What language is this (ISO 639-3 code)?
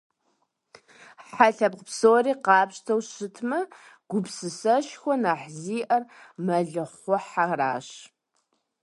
kbd